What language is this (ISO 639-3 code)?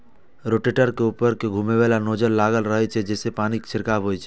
mai